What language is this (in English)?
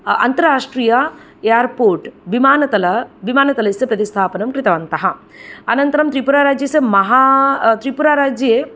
Sanskrit